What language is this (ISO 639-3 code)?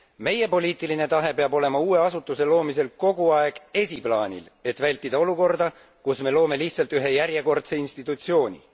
est